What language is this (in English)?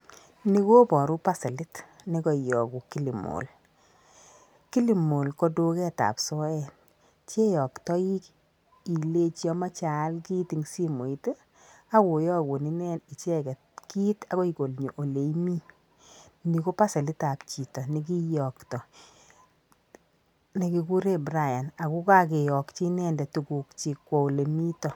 Kalenjin